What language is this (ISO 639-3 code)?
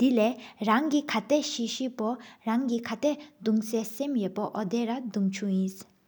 sip